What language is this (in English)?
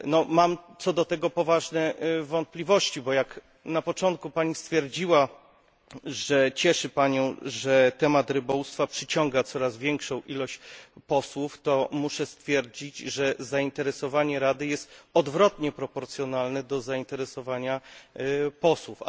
Polish